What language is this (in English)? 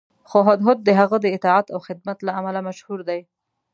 Pashto